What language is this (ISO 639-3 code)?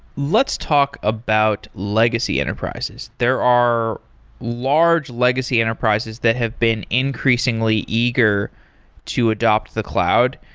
eng